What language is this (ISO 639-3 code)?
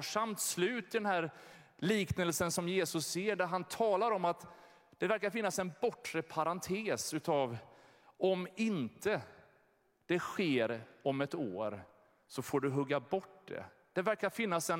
swe